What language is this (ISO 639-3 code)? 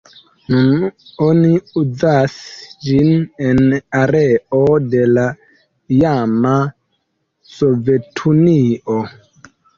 epo